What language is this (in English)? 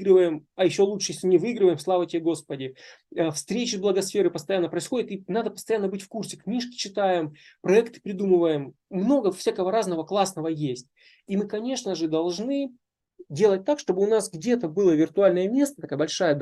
Russian